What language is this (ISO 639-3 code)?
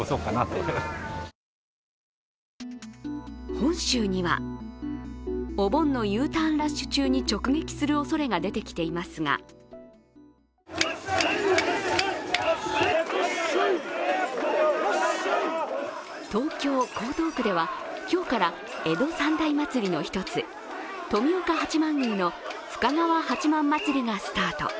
jpn